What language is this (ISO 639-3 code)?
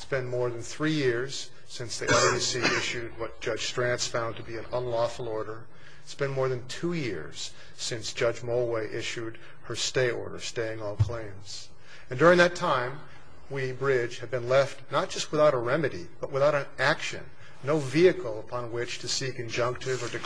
eng